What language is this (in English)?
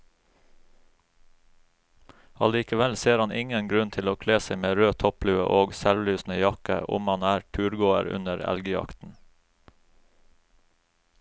Norwegian